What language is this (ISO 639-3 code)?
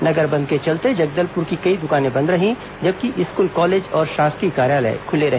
hin